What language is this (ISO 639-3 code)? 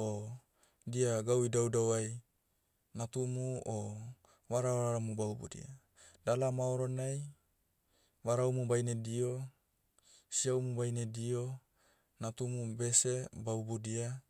meu